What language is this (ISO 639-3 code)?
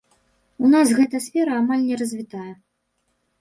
bel